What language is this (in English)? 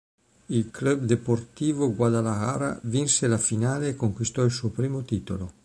Italian